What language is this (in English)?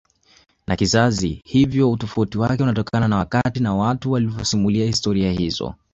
Swahili